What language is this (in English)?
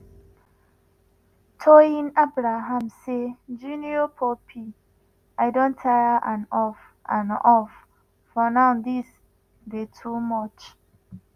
Nigerian Pidgin